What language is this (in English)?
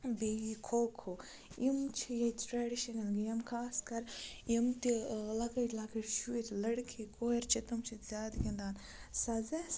Kashmiri